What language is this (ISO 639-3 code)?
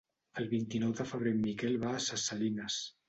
cat